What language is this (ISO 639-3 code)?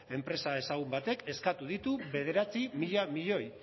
eus